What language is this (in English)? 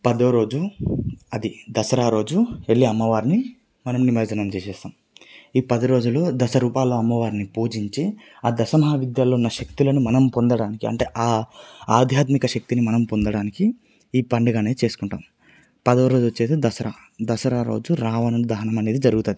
Telugu